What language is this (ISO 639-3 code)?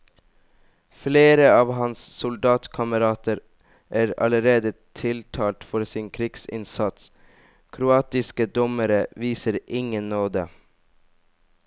nor